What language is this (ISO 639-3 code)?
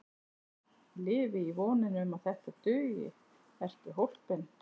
isl